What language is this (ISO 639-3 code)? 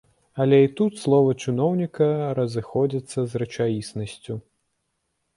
bel